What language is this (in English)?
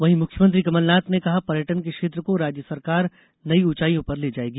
Hindi